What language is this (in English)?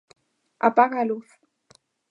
Galician